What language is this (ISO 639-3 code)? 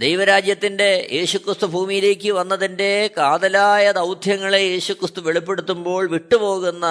mal